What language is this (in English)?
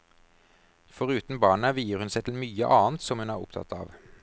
Norwegian